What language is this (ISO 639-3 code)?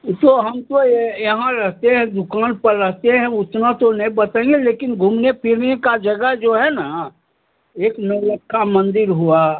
hin